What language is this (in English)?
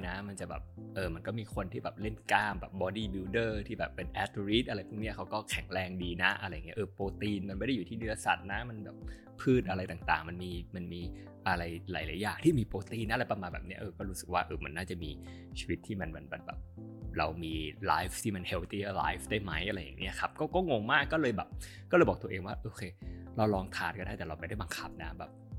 Thai